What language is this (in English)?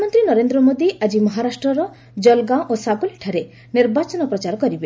Odia